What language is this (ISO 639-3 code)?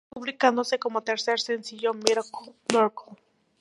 spa